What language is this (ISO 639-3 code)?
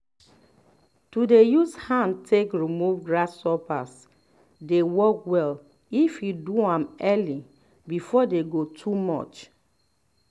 pcm